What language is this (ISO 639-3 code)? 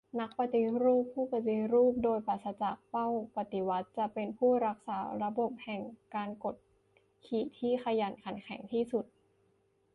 tha